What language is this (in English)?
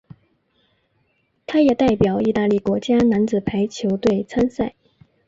Chinese